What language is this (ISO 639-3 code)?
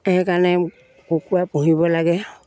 asm